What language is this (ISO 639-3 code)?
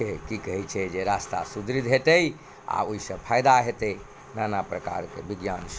mai